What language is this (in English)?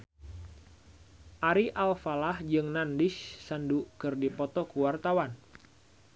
Sundanese